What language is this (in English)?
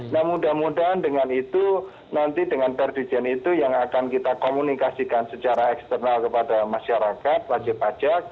Indonesian